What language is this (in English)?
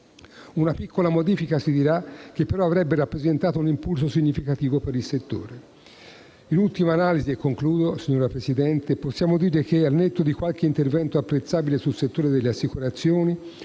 Italian